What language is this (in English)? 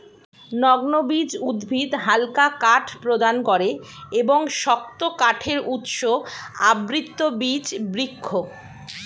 Bangla